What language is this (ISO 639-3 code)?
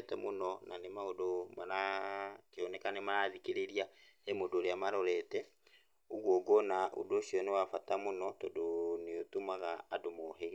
kik